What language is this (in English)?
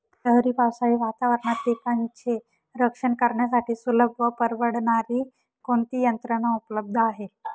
Marathi